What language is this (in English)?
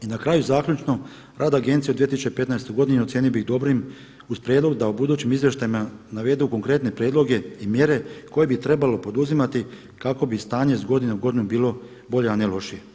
Croatian